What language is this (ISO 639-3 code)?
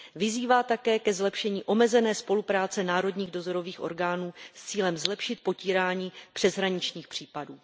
ces